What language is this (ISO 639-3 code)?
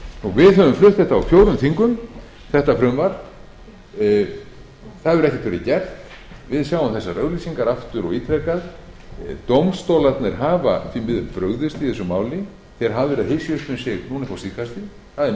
isl